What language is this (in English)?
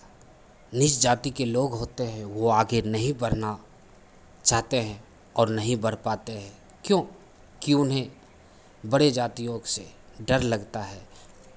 Hindi